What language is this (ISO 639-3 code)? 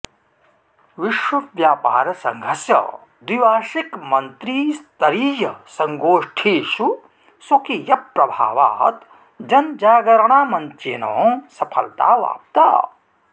san